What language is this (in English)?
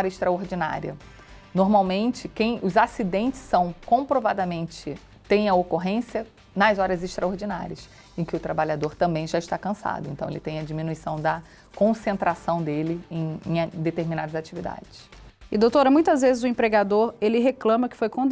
Portuguese